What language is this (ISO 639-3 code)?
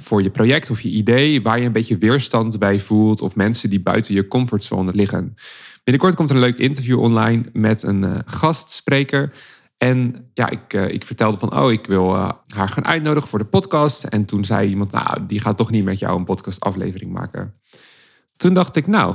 nld